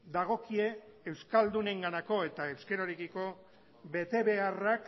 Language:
Basque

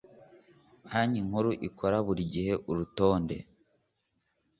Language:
Kinyarwanda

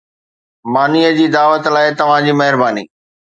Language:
Sindhi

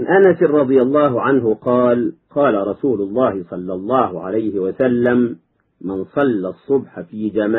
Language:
Arabic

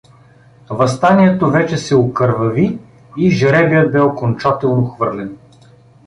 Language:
Bulgarian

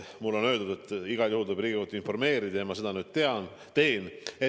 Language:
Estonian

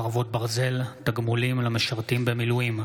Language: Hebrew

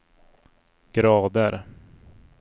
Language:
Swedish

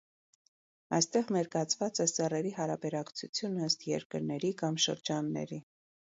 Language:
Armenian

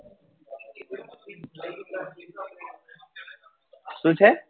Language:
Gujarati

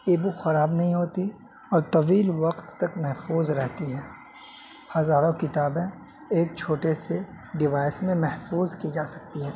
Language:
Urdu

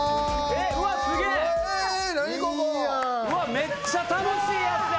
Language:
Japanese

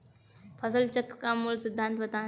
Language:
Hindi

